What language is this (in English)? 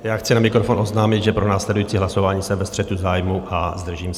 Czech